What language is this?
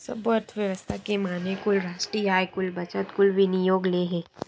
Chhattisgarhi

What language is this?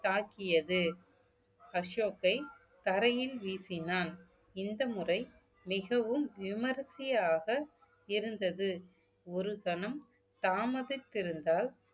Tamil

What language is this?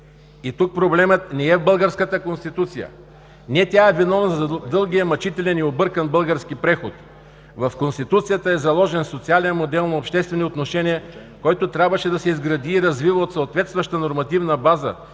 Bulgarian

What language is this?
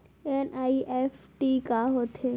Chhattisgarhi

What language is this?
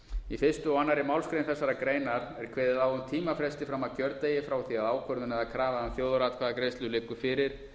Icelandic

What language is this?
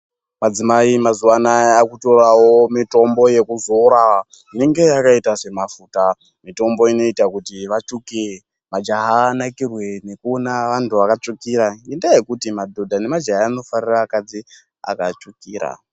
Ndau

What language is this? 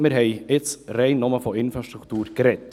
Swiss German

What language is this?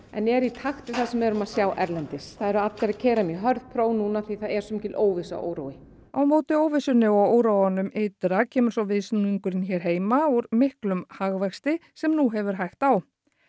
Icelandic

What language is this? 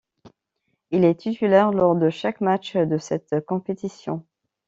French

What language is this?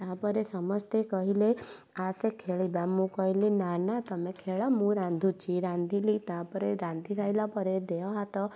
Odia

